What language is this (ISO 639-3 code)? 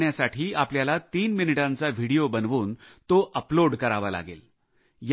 mar